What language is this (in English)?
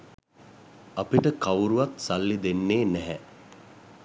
Sinhala